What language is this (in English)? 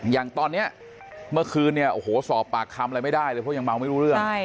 Thai